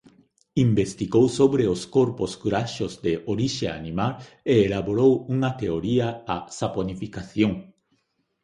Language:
Galician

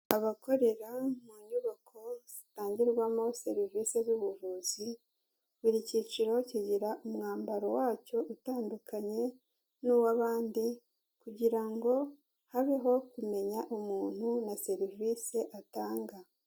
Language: Kinyarwanda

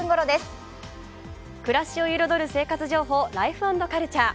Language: Japanese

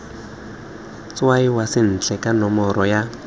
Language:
Tswana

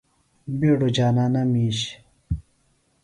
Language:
Phalura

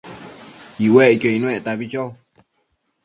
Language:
Matsés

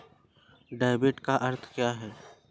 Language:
Hindi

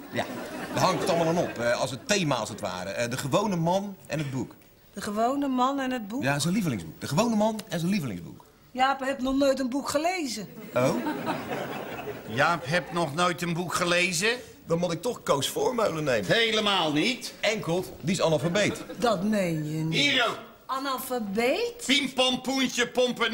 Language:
Dutch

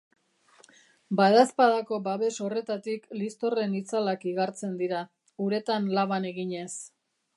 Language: Basque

